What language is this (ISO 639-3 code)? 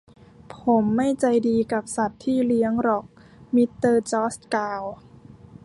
tha